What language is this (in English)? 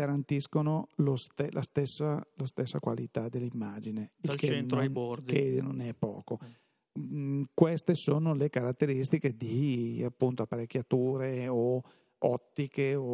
Italian